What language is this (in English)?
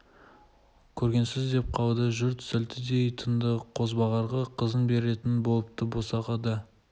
Kazakh